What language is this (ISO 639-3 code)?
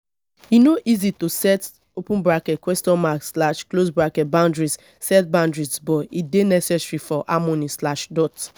pcm